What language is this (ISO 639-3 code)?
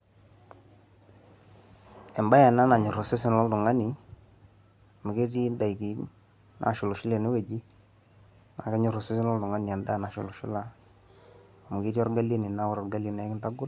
mas